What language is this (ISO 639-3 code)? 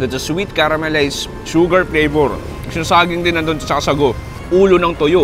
fil